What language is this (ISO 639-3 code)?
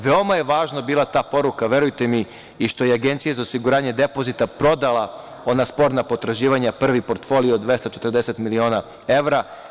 srp